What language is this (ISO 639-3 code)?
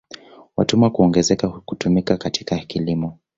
swa